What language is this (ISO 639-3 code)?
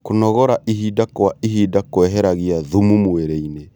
kik